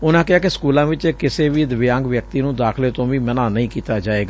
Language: Punjabi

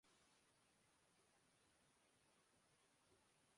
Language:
Urdu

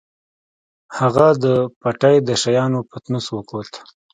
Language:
Pashto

